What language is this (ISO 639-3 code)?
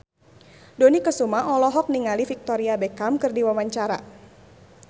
sun